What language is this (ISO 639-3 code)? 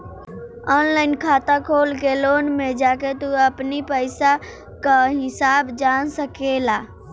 bho